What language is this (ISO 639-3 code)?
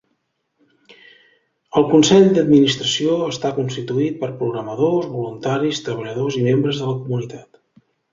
cat